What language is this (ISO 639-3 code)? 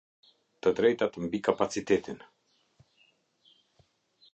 sqi